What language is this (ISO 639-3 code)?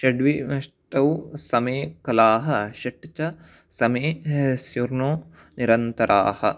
san